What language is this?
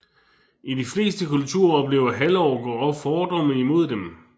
Danish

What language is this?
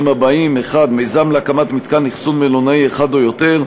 Hebrew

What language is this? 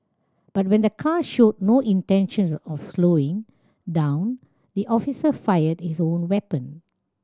English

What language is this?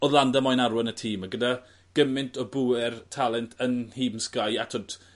Welsh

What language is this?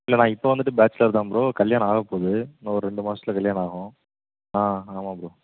Tamil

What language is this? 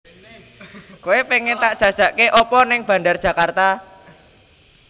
Javanese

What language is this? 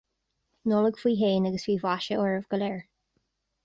Irish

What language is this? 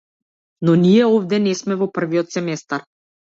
Macedonian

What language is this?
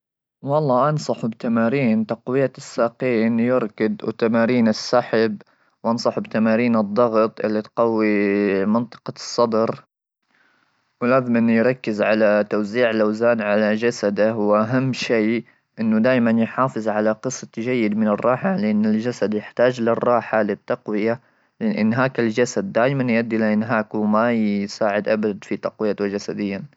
Gulf Arabic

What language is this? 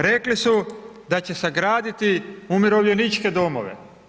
Croatian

